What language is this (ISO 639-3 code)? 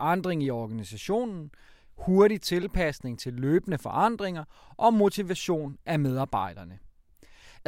dan